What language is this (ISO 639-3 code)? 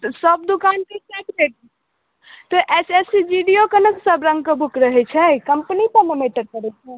mai